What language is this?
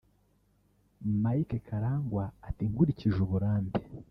Kinyarwanda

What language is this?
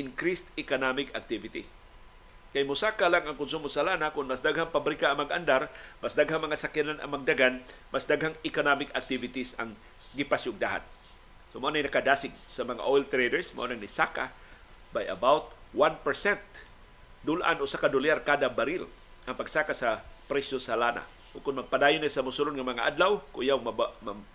Filipino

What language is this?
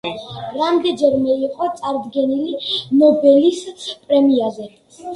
Georgian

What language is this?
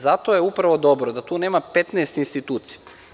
Serbian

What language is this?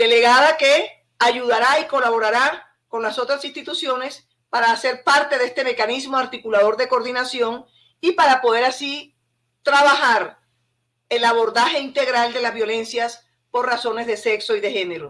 Spanish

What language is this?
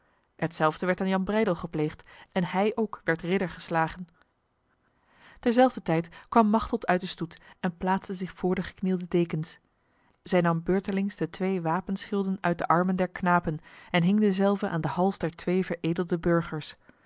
Dutch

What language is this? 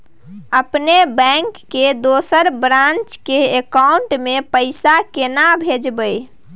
Maithili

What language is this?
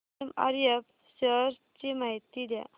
Marathi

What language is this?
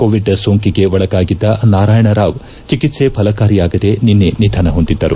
Kannada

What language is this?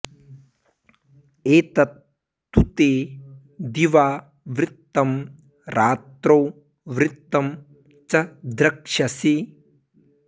Sanskrit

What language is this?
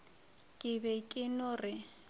Northern Sotho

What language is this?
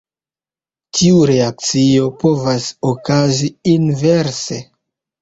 Esperanto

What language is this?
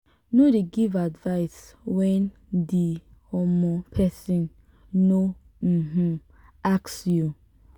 Nigerian Pidgin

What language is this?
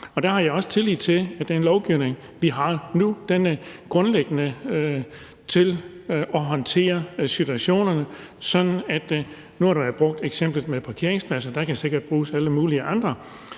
Danish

